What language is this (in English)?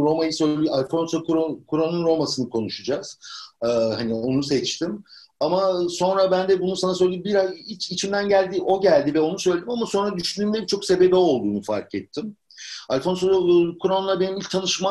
Turkish